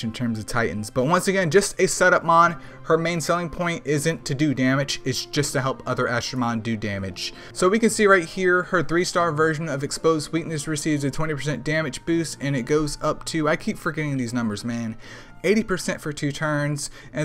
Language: English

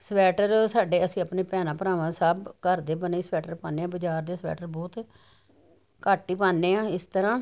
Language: Punjabi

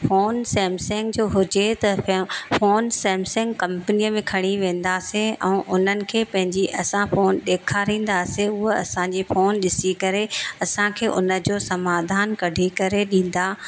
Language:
Sindhi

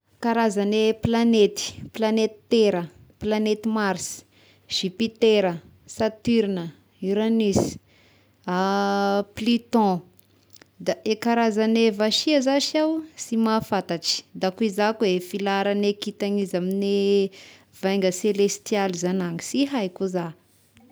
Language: Tesaka Malagasy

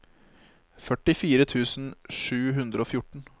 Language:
Norwegian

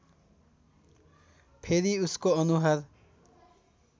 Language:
Nepali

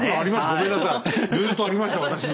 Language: Japanese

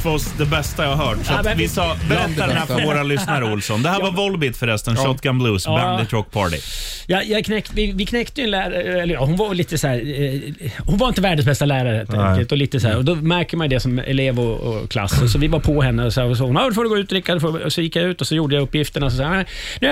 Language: Swedish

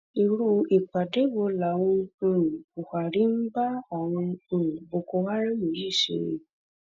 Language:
Yoruba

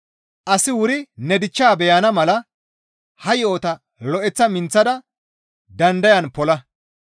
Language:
Gamo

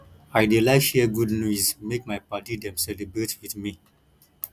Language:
Nigerian Pidgin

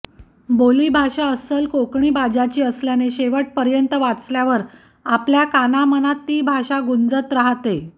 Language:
Marathi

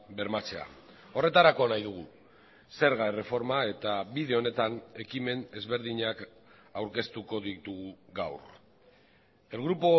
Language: Basque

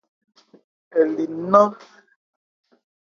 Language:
Ebrié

